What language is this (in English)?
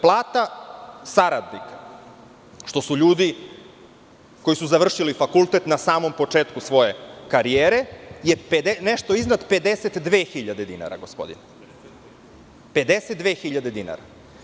Serbian